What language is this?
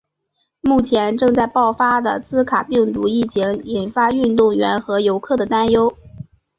Chinese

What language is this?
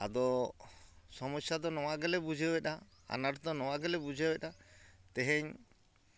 Santali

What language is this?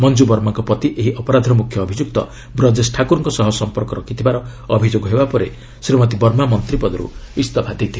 Odia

